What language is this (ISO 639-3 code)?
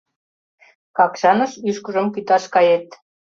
chm